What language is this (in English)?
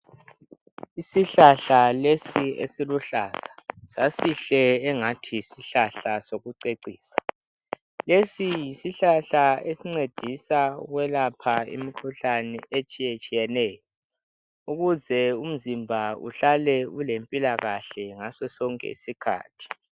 North Ndebele